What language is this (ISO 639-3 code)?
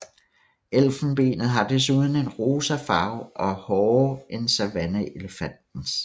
dan